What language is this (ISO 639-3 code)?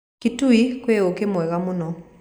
kik